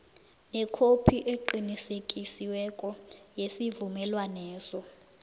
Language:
South Ndebele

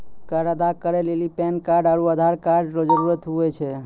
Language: Maithili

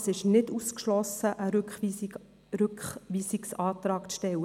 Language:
Swiss German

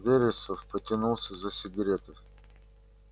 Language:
Russian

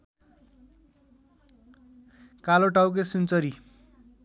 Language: Nepali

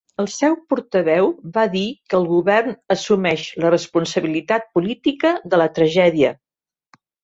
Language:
Catalan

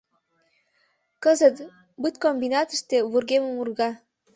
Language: Mari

